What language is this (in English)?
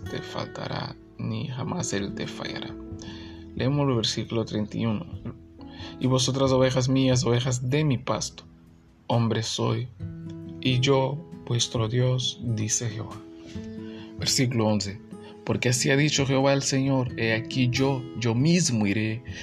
Spanish